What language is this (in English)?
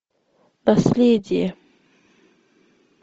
Russian